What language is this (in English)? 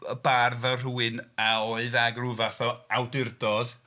Welsh